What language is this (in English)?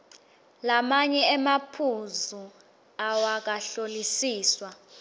Swati